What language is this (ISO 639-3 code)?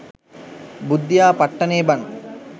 sin